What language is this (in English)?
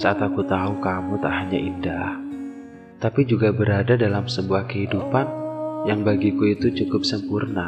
Indonesian